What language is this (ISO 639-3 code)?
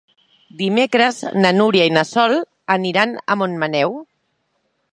cat